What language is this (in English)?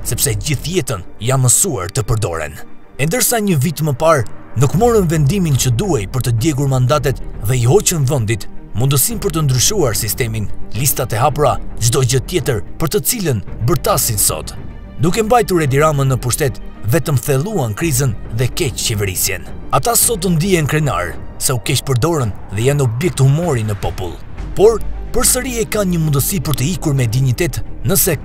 Romanian